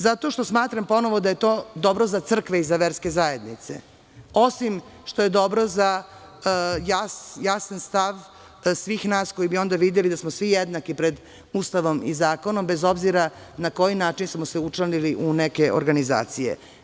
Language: Serbian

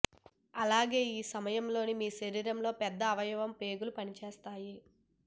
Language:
Telugu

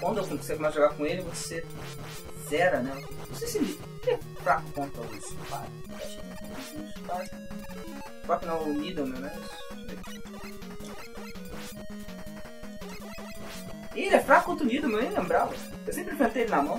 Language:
Portuguese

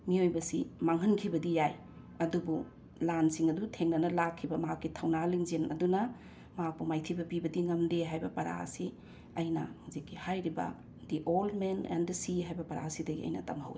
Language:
Manipuri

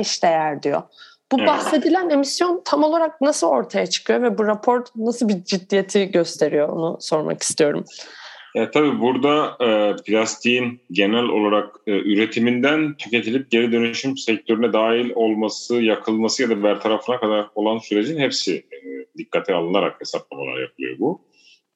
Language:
Turkish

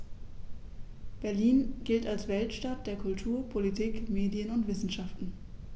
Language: German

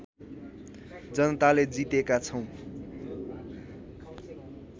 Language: Nepali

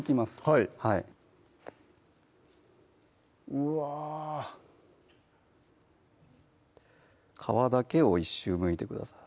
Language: Japanese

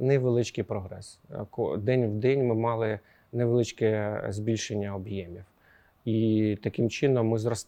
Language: Ukrainian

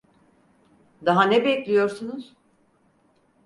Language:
Turkish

